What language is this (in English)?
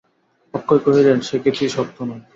Bangla